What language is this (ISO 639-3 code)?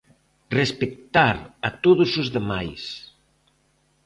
glg